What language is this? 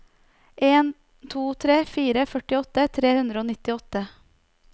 Norwegian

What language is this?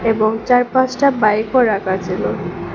Bangla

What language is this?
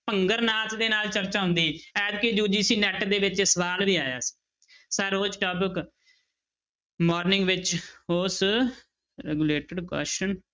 Punjabi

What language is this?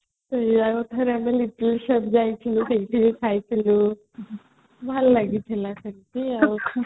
Odia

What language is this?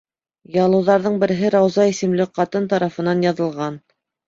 Bashkir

